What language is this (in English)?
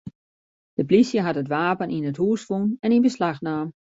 Western Frisian